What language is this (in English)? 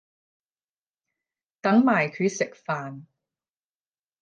Cantonese